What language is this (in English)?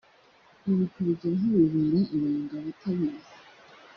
Kinyarwanda